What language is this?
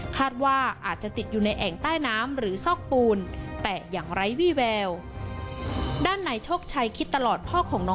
Thai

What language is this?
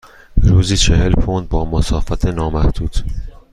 Persian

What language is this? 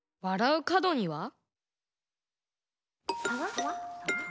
Japanese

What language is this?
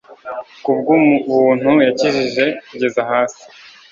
Kinyarwanda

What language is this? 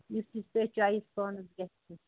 Kashmiri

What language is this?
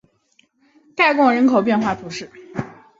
Chinese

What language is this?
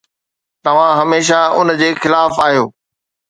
Sindhi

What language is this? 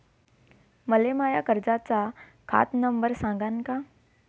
Marathi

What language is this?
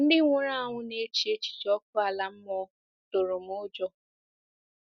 Igbo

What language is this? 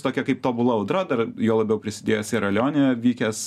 Lithuanian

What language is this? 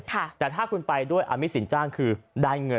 Thai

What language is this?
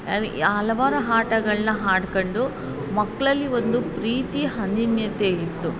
Kannada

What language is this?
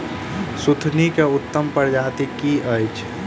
Maithili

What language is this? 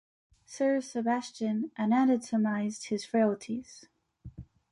English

